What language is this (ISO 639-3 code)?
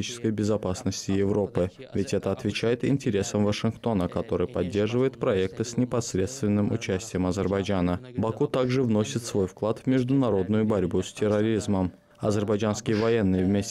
rus